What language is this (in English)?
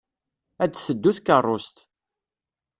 Kabyle